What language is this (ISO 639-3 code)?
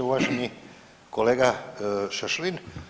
hrv